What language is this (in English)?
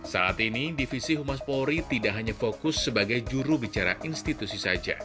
Indonesian